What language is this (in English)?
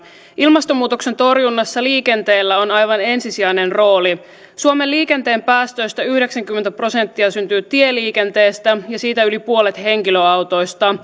Finnish